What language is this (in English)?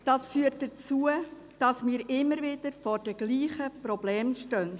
Swiss German